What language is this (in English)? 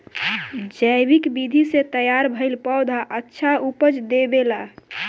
Bhojpuri